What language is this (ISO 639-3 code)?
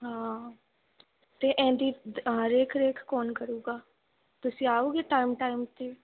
pan